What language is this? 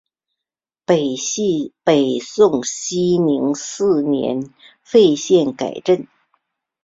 Chinese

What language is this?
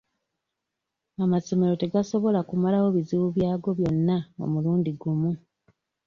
Ganda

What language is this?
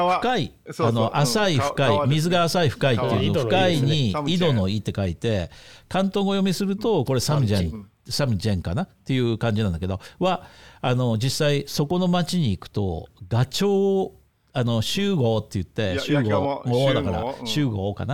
Japanese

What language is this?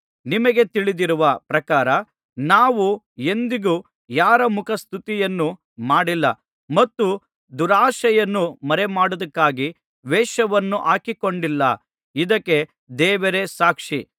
Kannada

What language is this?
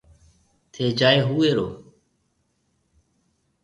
Marwari (Pakistan)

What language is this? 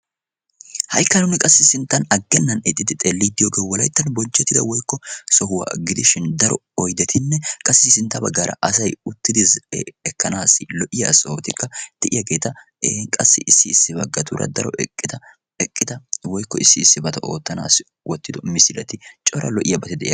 Wolaytta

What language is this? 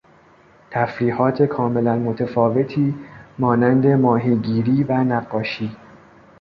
Persian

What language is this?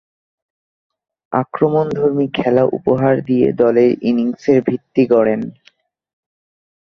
Bangla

